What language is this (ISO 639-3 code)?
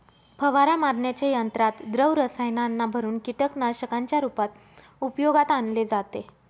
mar